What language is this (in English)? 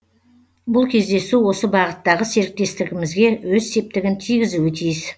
Kazakh